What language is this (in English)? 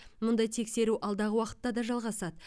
Kazakh